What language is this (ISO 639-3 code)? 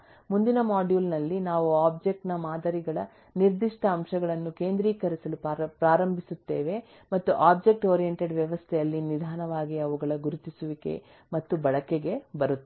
kan